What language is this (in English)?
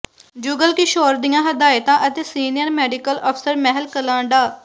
Punjabi